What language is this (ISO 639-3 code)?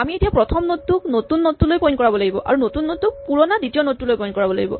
asm